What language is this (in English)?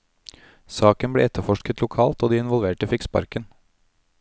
Norwegian